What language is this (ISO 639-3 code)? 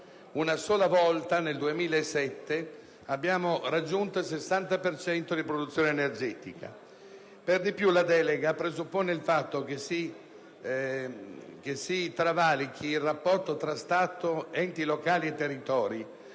ita